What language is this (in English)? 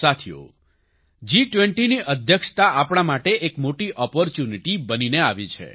Gujarati